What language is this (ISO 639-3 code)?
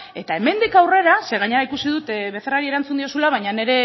eus